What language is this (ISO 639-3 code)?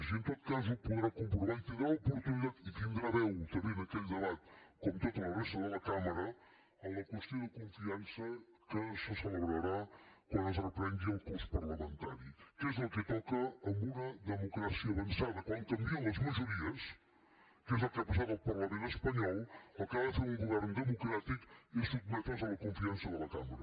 cat